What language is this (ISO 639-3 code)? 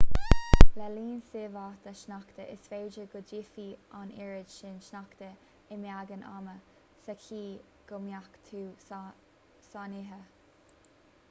gle